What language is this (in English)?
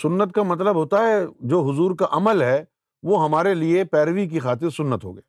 Urdu